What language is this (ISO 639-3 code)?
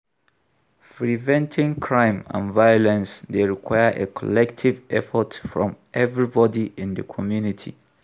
pcm